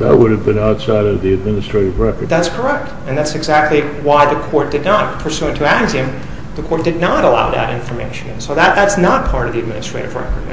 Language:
English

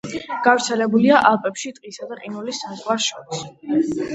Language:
Georgian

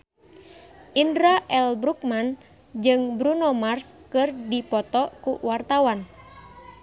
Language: Sundanese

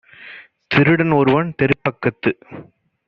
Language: Tamil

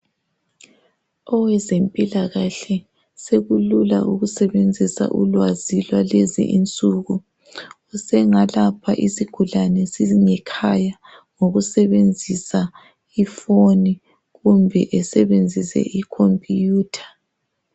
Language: North Ndebele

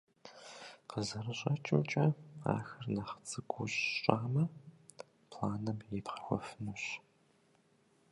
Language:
Kabardian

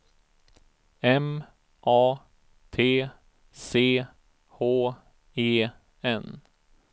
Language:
Swedish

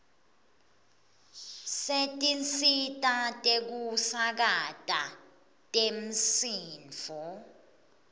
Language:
Swati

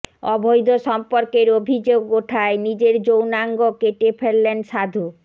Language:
Bangla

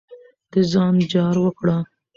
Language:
Pashto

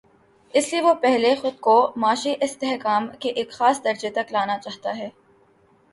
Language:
Urdu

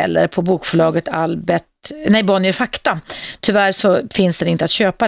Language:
Swedish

